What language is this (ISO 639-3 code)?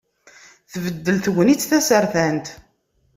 kab